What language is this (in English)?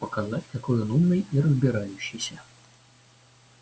Russian